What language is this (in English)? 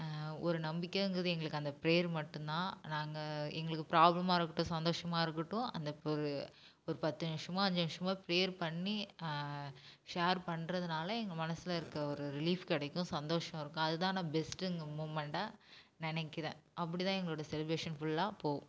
Tamil